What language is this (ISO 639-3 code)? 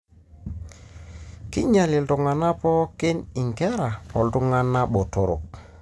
mas